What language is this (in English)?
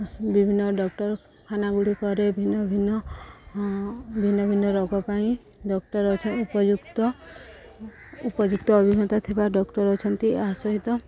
Odia